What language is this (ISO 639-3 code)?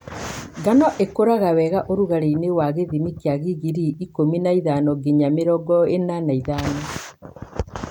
kik